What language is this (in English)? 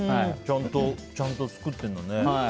Japanese